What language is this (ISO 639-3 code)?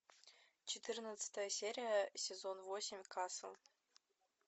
rus